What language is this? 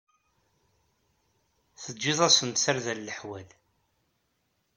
Kabyle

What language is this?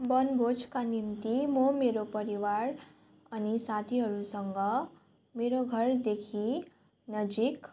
Nepali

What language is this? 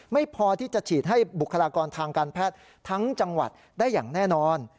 Thai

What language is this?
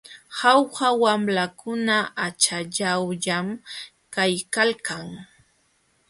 Jauja Wanca Quechua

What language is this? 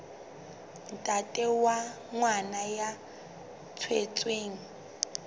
Southern Sotho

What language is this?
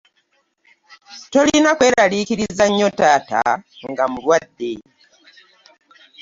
Ganda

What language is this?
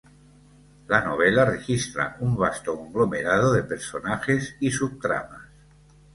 Spanish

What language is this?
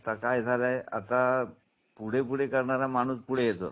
Marathi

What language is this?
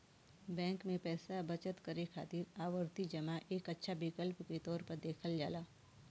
Bhojpuri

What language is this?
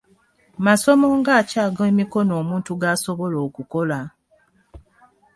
Ganda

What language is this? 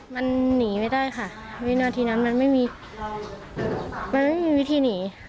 Thai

